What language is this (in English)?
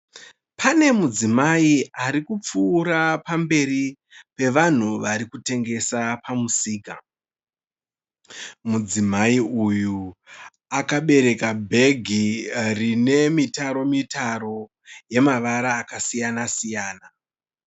Shona